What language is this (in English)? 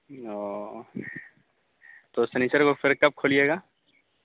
Urdu